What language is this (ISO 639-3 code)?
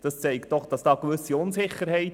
gsw